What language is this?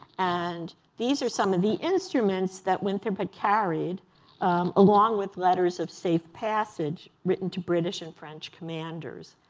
English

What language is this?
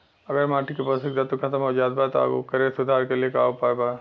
Bhojpuri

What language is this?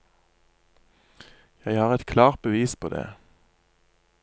Norwegian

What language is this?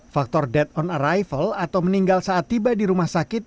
Indonesian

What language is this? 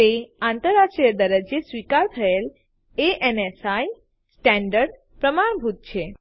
Gujarati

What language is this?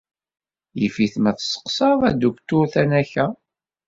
Kabyle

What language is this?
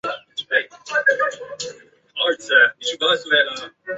Chinese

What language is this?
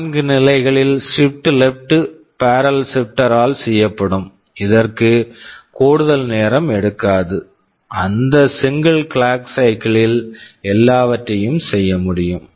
Tamil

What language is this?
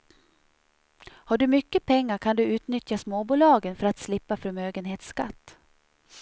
Swedish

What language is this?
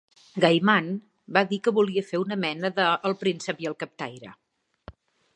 Catalan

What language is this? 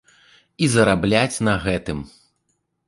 Belarusian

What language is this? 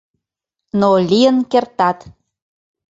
Mari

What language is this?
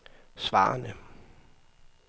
Danish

